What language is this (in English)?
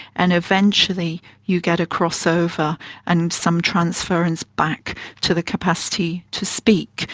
English